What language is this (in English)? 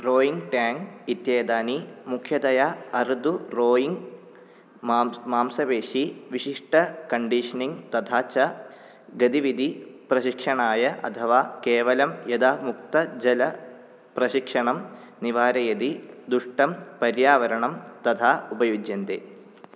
Sanskrit